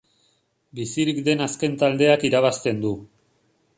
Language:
Basque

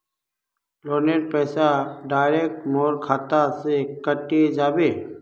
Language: Magahi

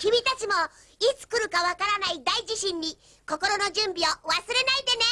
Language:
Japanese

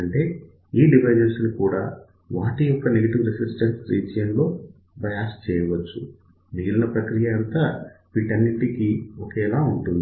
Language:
Telugu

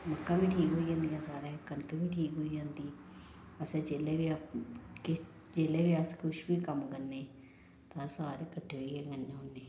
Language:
Dogri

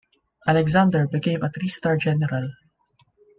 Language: English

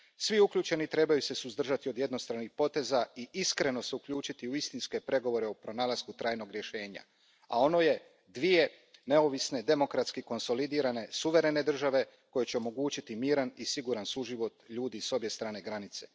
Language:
Croatian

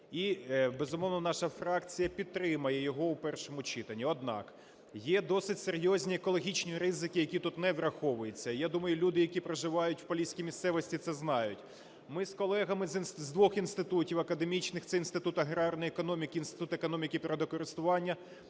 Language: Ukrainian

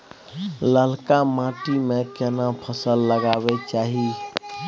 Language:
Maithili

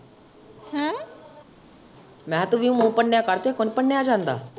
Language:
Punjabi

